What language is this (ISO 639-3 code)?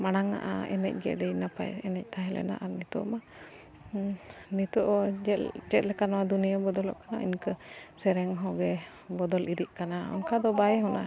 sat